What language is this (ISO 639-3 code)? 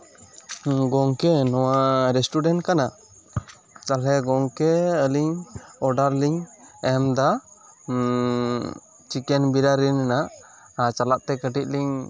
sat